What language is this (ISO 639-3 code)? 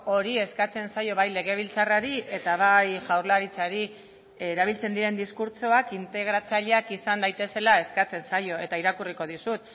eus